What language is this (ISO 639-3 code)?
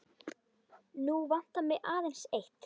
isl